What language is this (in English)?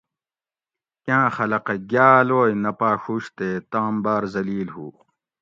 Gawri